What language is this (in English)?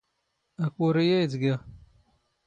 Standard Moroccan Tamazight